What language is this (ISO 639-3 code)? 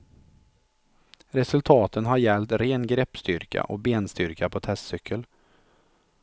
swe